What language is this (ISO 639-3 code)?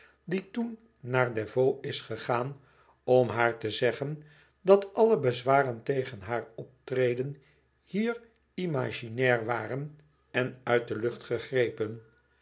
nld